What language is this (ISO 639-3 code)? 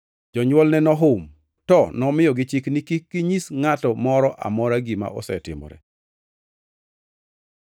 luo